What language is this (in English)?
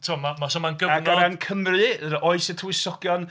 Welsh